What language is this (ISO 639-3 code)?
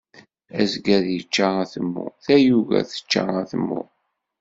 kab